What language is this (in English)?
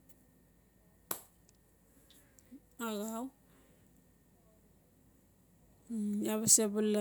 Notsi